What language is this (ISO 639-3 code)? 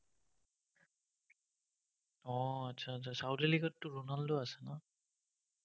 asm